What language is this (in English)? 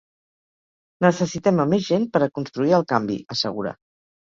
Catalan